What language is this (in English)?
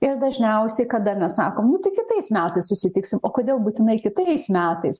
Lithuanian